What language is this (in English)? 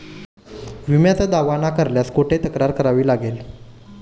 Marathi